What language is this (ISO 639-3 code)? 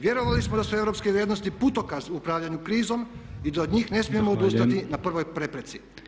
hrv